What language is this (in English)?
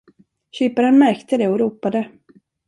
Swedish